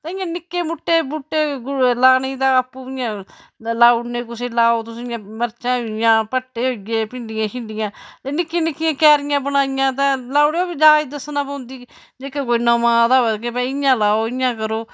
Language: Dogri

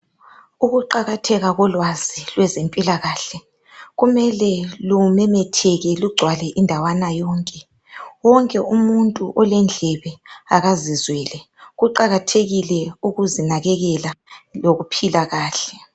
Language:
North Ndebele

